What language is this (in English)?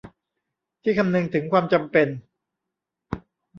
Thai